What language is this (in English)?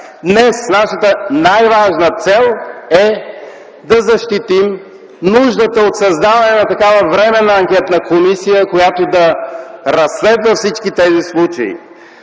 Bulgarian